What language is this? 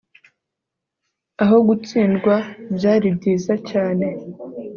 Kinyarwanda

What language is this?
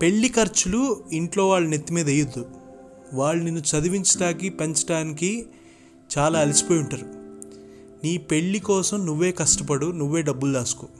Telugu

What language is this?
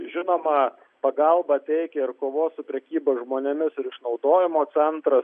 Lithuanian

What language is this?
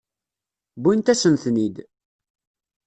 Kabyle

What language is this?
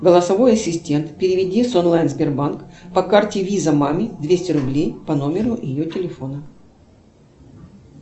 Russian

